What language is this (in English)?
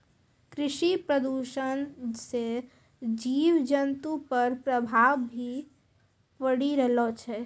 Maithili